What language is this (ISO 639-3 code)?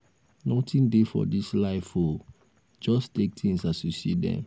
pcm